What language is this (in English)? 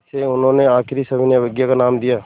Hindi